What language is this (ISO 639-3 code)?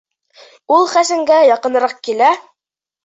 bak